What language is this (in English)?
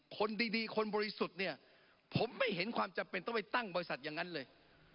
Thai